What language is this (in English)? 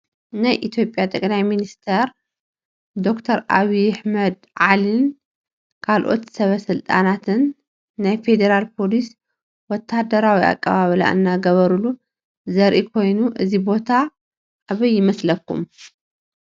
Tigrinya